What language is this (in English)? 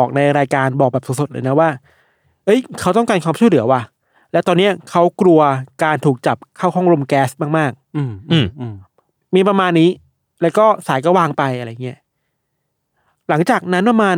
Thai